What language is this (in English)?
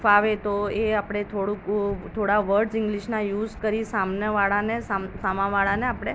Gujarati